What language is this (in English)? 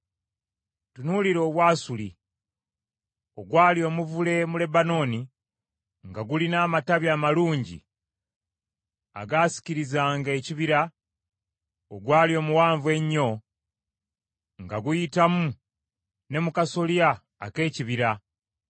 Ganda